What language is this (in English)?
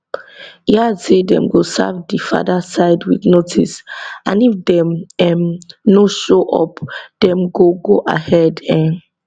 Nigerian Pidgin